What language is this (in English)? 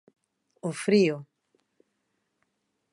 Galician